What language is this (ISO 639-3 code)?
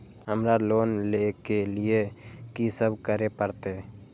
mai